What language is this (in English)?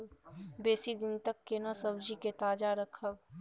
Maithili